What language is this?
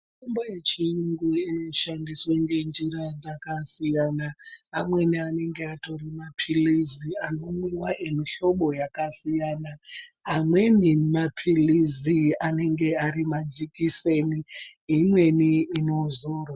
Ndau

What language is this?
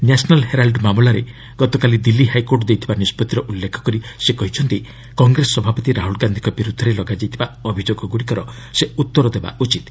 Odia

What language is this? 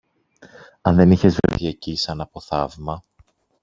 Greek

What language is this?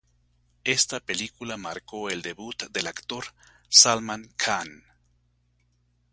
Spanish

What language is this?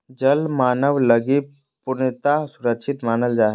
Magahi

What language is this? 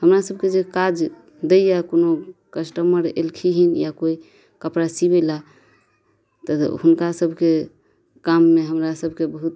Maithili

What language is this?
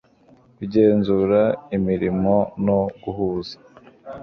Kinyarwanda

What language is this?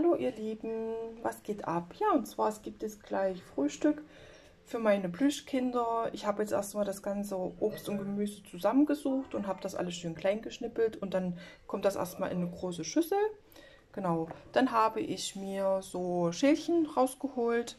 German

